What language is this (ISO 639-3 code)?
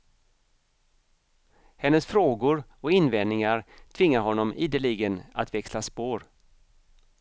swe